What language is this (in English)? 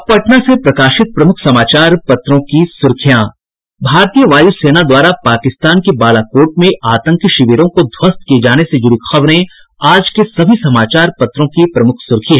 Hindi